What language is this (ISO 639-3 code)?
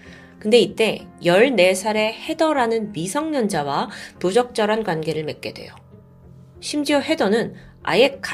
kor